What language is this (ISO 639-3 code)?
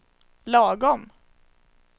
swe